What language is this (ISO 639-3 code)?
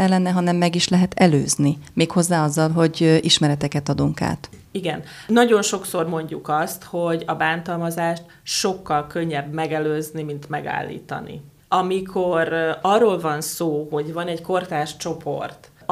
hun